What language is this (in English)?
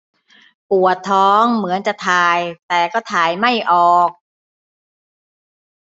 Thai